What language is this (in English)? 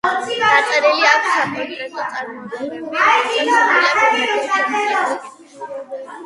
Georgian